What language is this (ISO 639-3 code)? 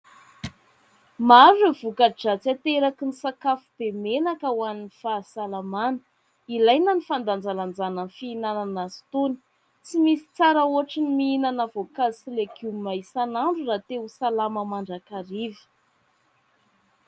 mlg